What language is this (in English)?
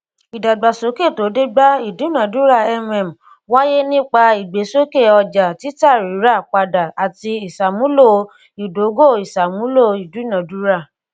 Yoruba